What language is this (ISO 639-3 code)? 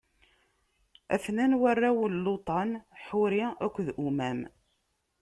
kab